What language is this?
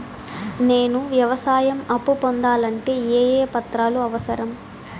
Telugu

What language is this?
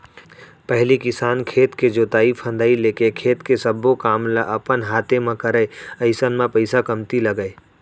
Chhattisgarhi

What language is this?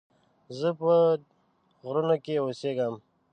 Pashto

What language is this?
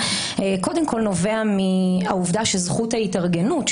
Hebrew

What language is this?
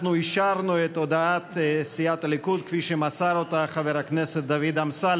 Hebrew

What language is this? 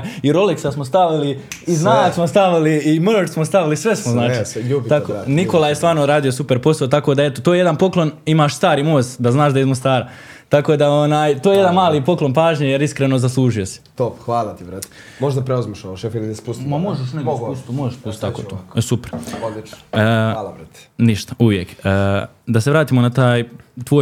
Croatian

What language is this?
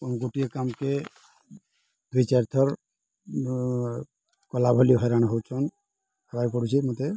Odia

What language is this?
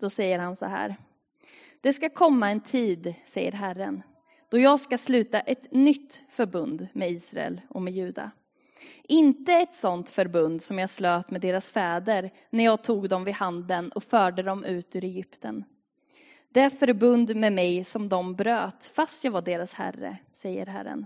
Swedish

